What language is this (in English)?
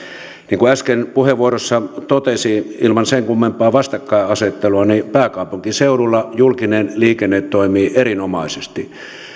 Finnish